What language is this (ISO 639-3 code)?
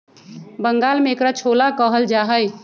mag